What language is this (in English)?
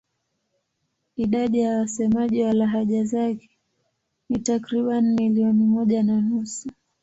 Swahili